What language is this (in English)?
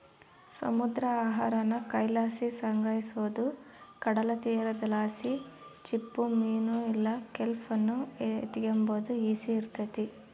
Kannada